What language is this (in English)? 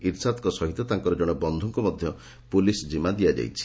Odia